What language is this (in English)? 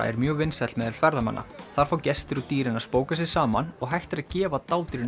Icelandic